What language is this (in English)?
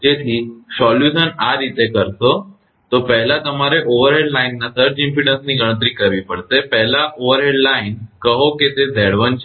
Gujarati